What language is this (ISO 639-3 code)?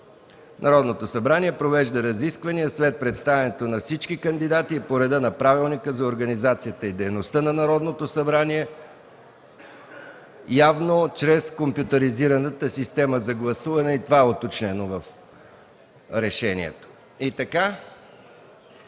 bul